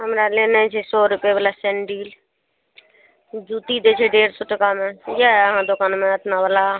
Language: Maithili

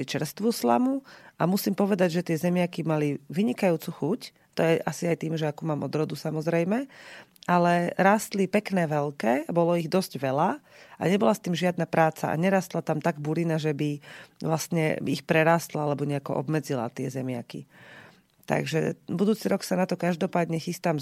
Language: Slovak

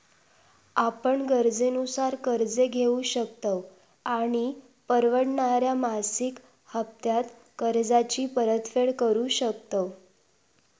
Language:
Marathi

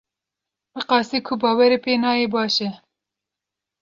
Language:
Kurdish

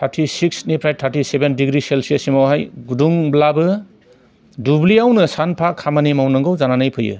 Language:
Bodo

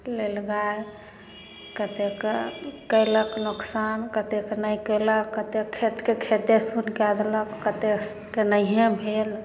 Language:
Maithili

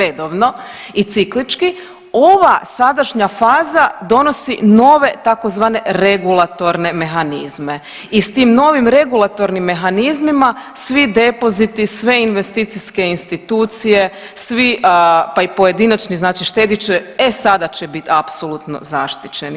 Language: Croatian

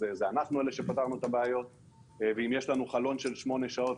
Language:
Hebrew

